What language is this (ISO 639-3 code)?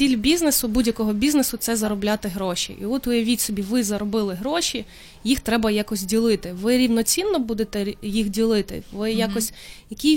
ukr